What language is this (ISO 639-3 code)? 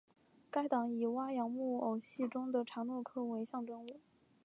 zho